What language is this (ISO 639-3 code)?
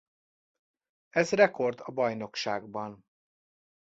hun